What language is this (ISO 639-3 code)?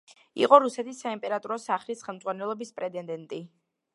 kat